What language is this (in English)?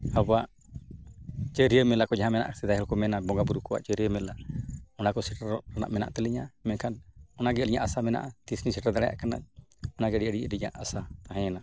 Santali